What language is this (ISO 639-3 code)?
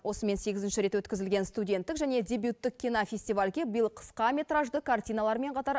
kaz